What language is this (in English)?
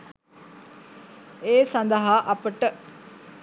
Sinhala